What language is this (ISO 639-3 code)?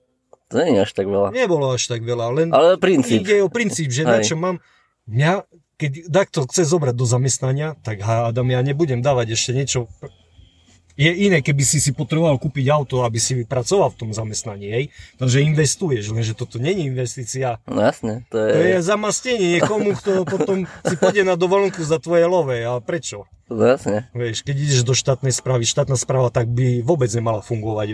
slk